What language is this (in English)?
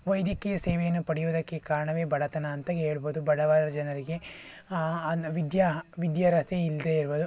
Kannada